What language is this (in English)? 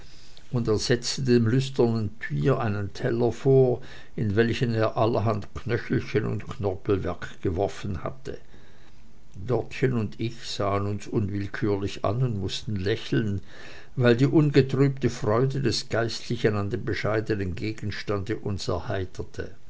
German